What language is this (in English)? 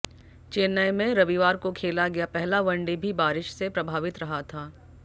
Hindi